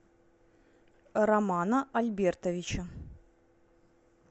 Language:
Russian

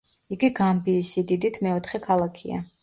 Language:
Georgian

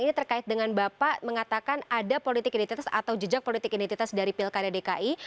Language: Indonesian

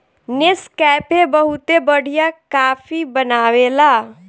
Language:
Bhojpuri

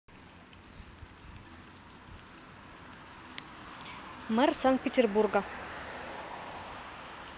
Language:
Russian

